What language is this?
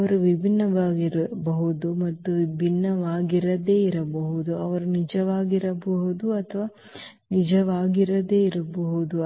Kannada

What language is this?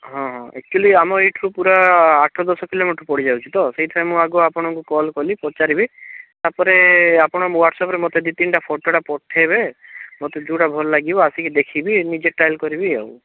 Odia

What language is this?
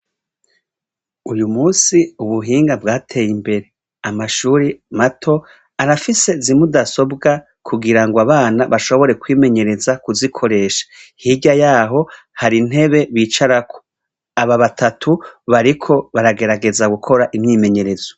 Rundi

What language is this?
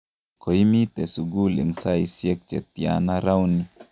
Kalenjin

